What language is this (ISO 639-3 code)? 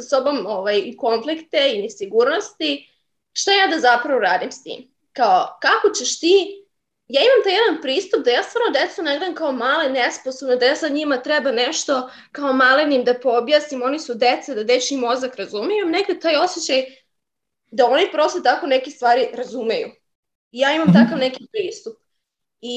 hrv